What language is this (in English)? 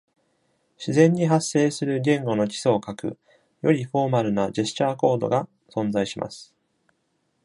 Japanese